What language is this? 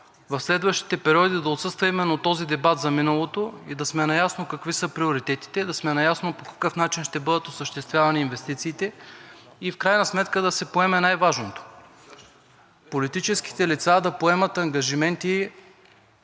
Bulgarian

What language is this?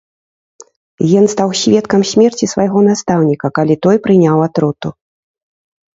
Belarusian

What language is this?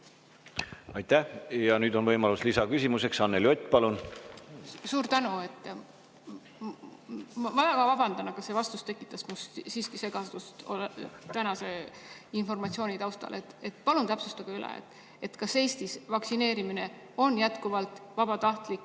Estonian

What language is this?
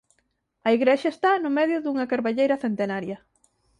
Galician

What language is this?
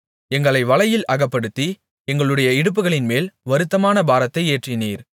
Tamil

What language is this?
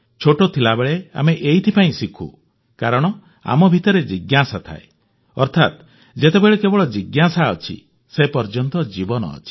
Odia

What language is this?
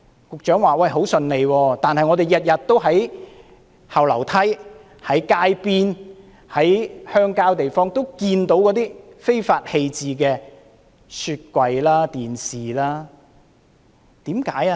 Cantonese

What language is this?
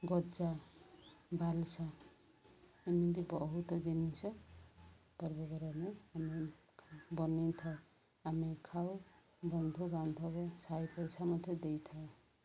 Odia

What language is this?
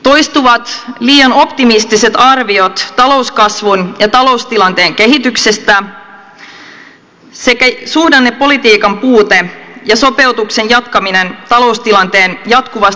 Finnish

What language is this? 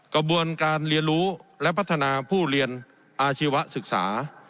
Thai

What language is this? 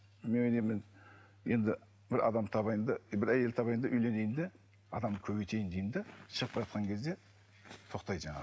Kazakh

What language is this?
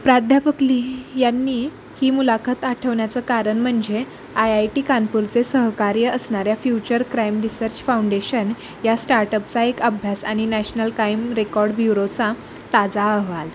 Marathi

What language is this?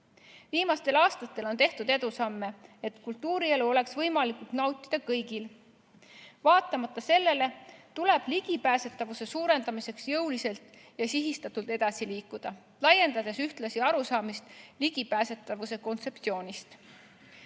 Estonian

